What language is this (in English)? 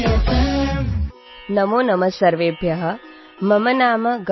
Gujarati